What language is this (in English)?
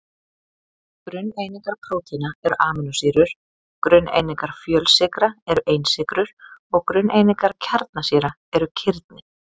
Icelandic